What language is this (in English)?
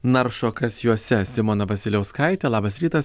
Lithuanian